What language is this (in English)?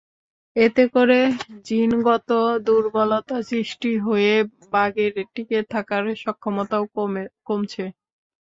Bangla